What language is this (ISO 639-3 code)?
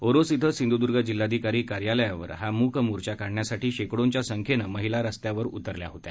mar